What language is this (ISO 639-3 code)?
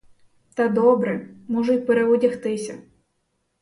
ukr